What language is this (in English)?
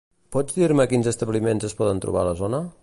Catalan